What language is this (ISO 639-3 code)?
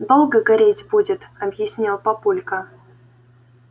rus